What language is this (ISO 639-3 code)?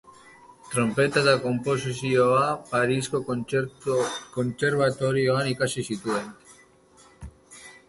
eus